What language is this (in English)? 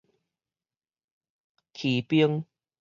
Min Nan Chinese